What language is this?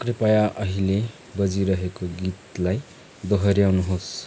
Nepali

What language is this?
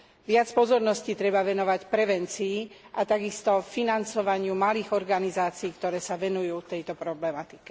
Slovak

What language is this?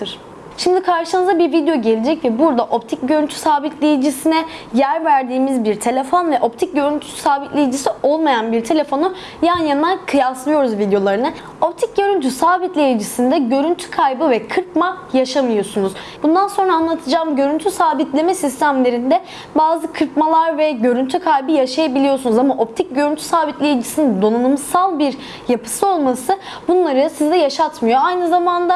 Turkish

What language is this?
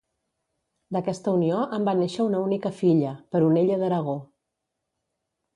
Catalan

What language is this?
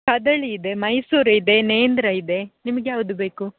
Kannada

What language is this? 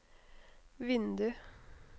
Norwegian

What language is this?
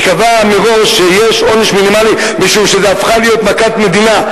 Hebrew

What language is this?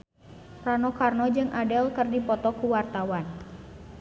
Sundanese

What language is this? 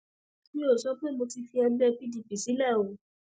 Yoruba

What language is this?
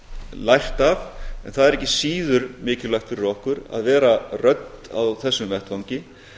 Icelandic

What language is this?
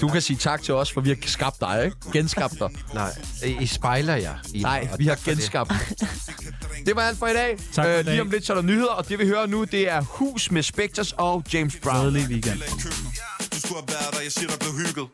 Danish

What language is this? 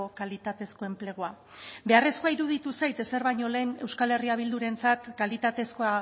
Basque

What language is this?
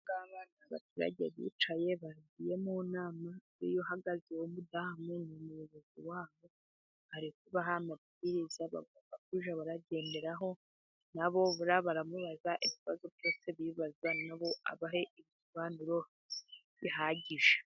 Kinyarwanda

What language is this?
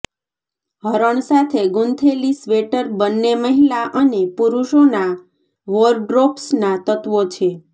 Gujarati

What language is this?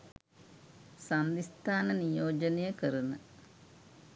Sinhala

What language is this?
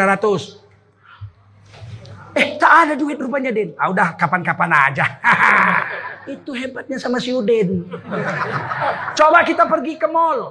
Indonesian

